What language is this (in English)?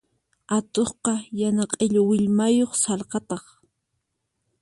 Puno Quechua